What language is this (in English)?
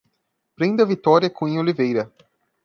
Portuguese